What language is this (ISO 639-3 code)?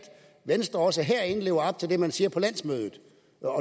dan